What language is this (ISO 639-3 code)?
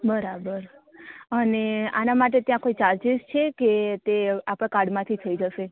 guj